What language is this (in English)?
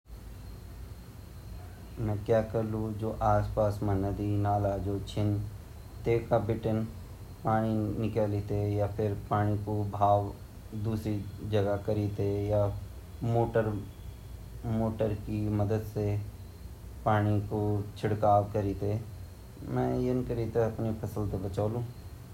Garhwali